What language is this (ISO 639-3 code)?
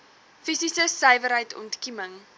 afr